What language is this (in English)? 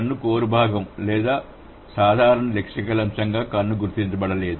Telugu